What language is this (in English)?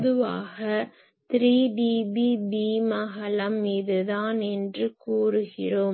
Tamil